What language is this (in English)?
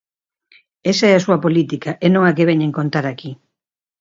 Galician